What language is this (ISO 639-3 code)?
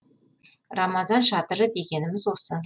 kaz